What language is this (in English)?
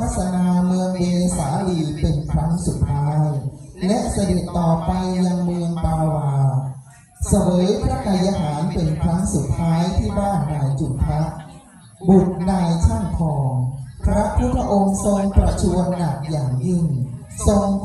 Thai